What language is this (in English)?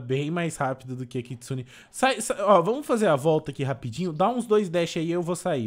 Portuguese